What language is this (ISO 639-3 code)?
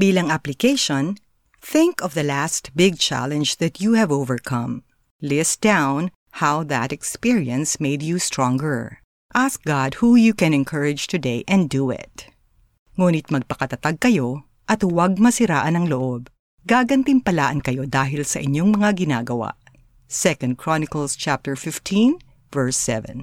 fil